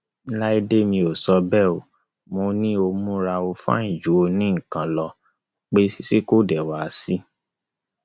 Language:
Yoruba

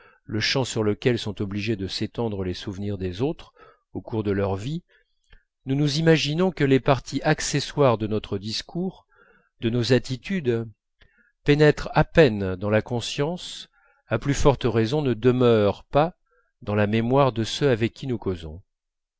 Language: French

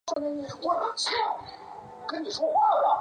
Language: Chinese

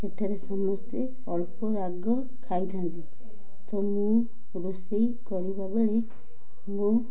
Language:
Odia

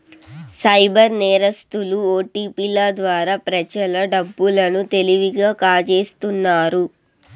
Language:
Telugu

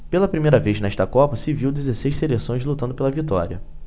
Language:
Portuguese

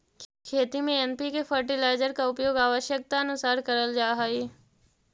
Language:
Magahi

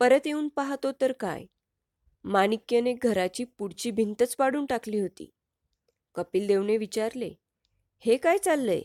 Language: Marathi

